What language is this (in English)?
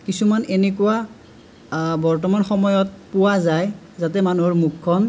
Assamese